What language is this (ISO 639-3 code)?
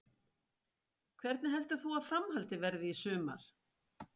isl